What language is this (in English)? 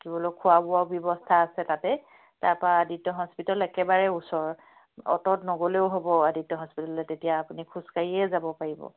Assamese